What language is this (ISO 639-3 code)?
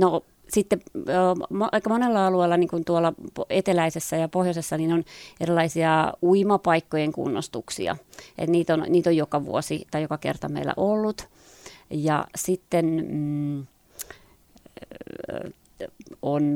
fin